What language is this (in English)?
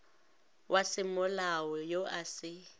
Northern Sotho